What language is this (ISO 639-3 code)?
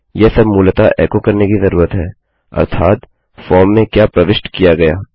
hin